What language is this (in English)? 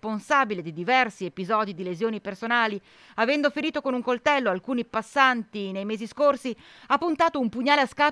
Italian